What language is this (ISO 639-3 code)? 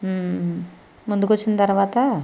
tel